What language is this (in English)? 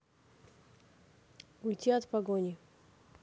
Russian